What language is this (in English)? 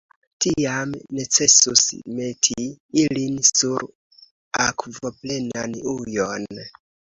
Esperanto